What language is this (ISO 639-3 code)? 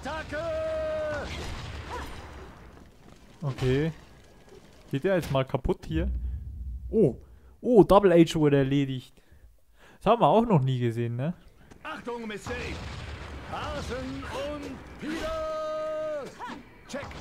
deu